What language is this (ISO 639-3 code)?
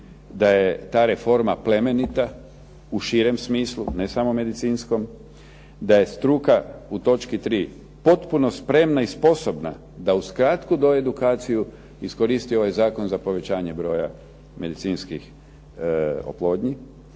hrv